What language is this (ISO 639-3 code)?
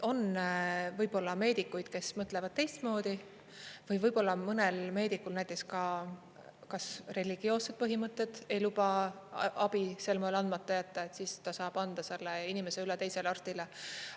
est